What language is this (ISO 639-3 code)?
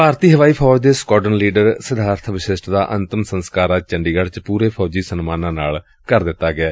pan